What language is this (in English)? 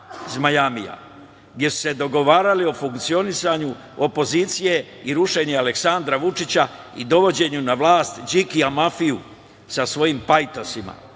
Serbian